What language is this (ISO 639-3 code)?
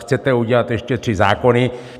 ces